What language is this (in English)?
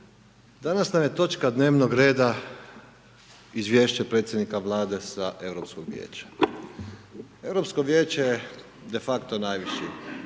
Croatian